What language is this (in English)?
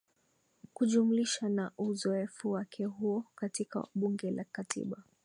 Swahili